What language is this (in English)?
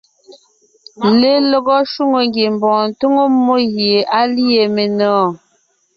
Ngiemboon